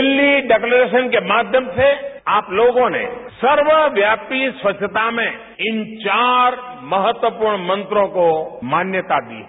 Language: Hindi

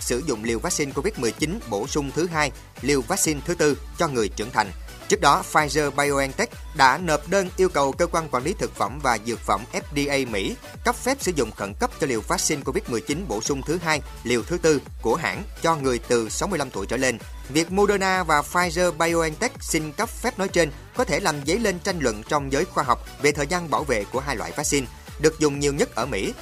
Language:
Vietnamese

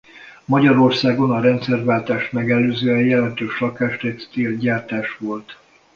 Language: Hungarian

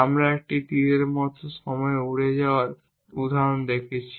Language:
Bangla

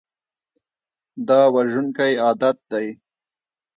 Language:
Pashto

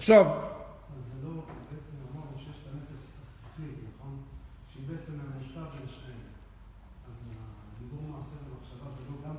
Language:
Hebrew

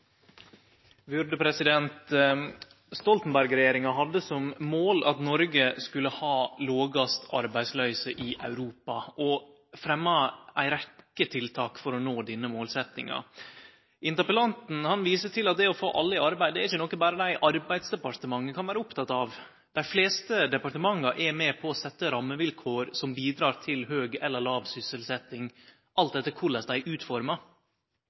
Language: Norwegian Nynorsk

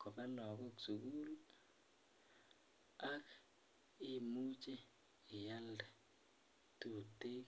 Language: Kalenjin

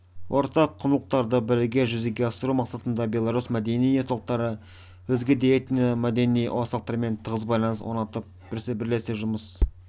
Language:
Kazakh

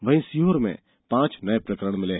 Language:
Hindi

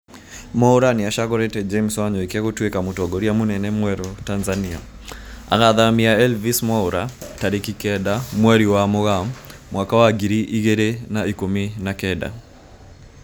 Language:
Kikuyu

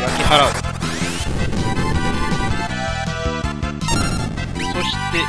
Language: Japanese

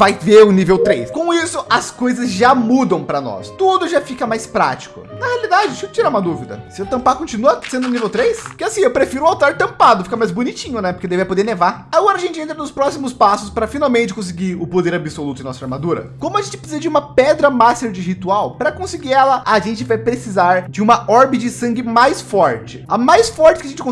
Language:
Portuguese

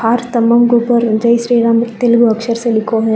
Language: Hindi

